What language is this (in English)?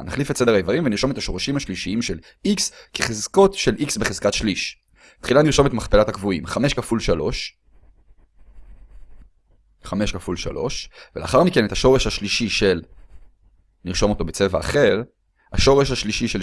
Hebrew